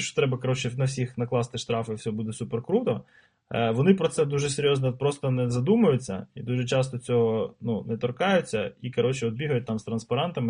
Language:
Ukrainian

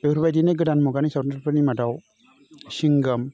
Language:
Bodo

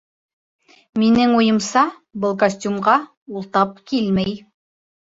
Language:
Bashkir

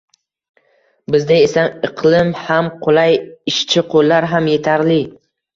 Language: Uzbek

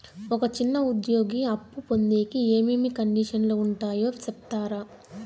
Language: Telugu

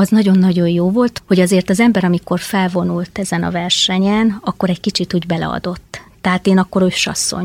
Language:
Hungarian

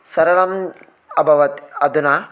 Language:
Sanskrit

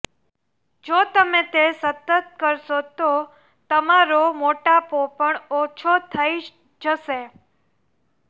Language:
Gujarati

